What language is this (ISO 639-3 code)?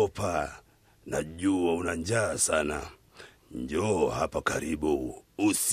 swa